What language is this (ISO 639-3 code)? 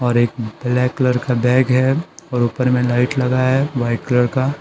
hin